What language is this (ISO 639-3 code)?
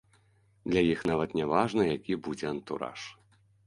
bel